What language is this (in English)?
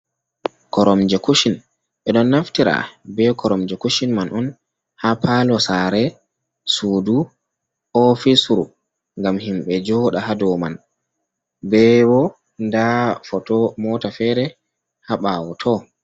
Fula